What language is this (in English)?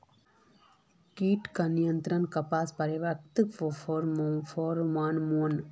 Magahi